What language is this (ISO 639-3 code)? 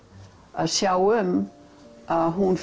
isl